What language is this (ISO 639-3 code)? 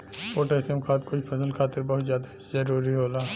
bho